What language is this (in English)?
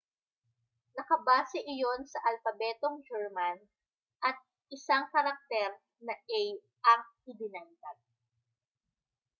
Filipino